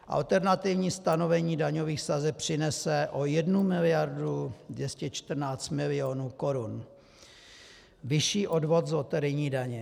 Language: Czech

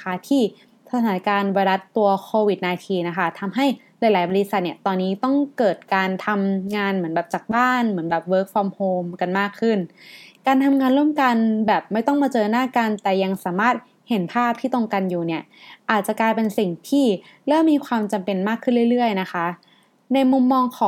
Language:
Thai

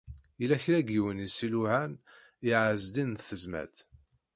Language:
Kabyle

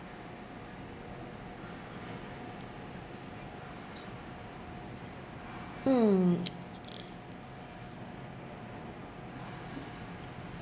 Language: English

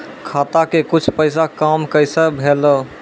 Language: Maithili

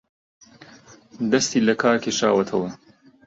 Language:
Central Kurdish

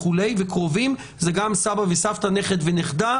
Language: Hebrew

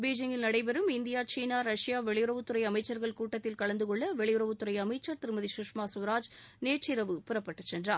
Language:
Tamil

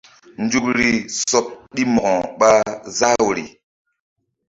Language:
Mbum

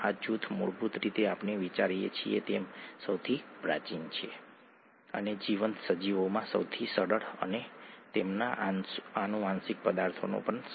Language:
Gujarati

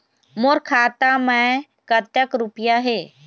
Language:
Chhattisgarhi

